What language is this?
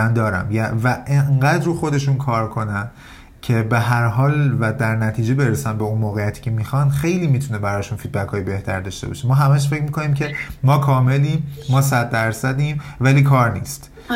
Persian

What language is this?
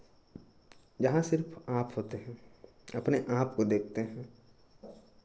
Hindi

